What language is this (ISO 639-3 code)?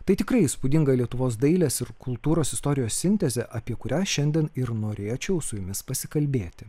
lit